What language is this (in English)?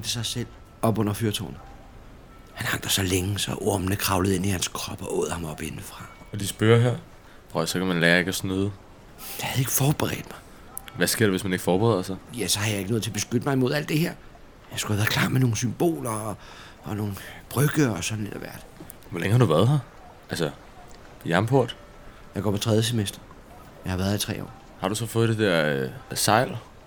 Danish